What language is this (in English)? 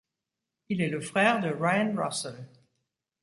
French